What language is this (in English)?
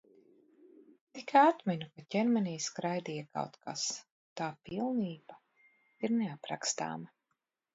Latvian